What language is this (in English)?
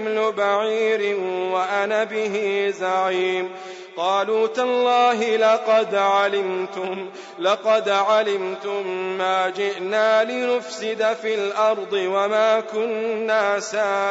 Arabic